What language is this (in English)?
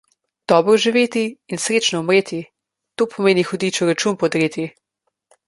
Slovenian